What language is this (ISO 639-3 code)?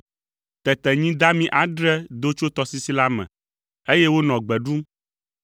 ewe